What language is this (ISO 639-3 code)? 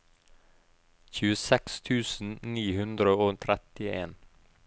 nor